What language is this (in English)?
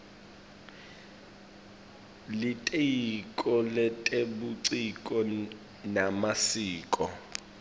Swati